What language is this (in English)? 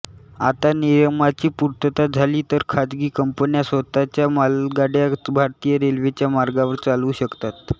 Marathi